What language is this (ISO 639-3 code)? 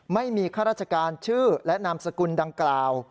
tha